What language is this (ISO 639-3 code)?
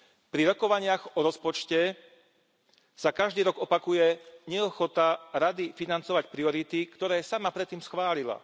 slk